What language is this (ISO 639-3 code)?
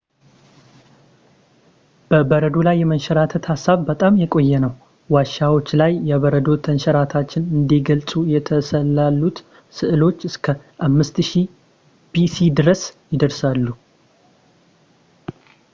amh